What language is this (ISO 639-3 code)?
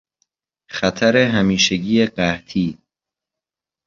fas